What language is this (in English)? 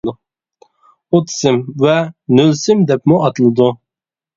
Uyghur